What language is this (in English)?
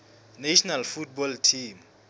Southern Sotho